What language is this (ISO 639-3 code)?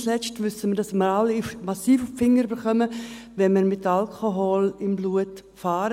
gsw